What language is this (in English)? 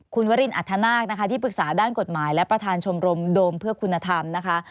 Thai